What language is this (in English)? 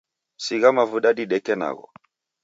Taita